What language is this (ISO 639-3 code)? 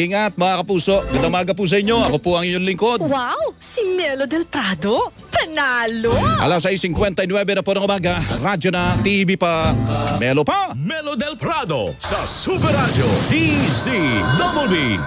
fil